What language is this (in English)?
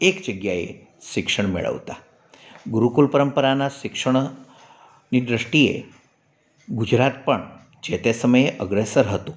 Gujarati